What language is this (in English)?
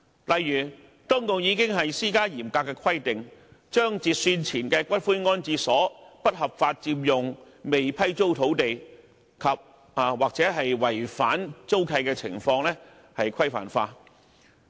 Cantonese